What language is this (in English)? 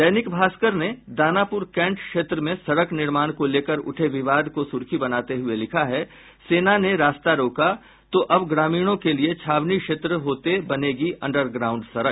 Hindi